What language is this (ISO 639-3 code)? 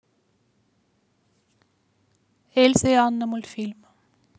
rus